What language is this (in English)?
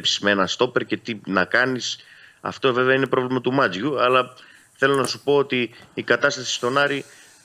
Greek